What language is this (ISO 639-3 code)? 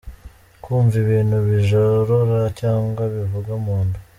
kin